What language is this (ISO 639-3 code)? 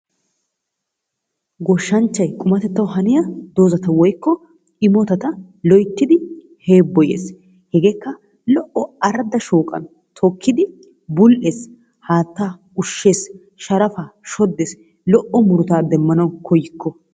wal